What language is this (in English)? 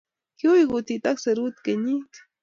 Kalenjin